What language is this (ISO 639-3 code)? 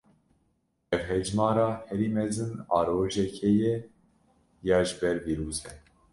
kur